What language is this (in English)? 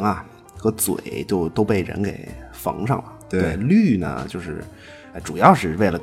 Chinese